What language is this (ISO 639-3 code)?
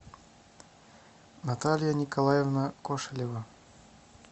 rus